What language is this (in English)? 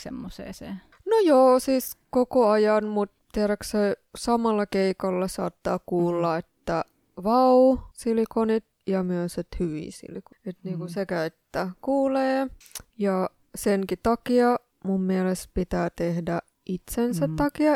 Finnish